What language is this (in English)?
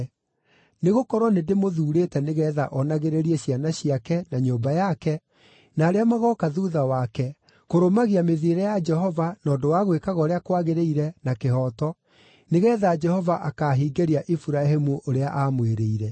Kikuyu